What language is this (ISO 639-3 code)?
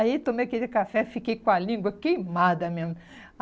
por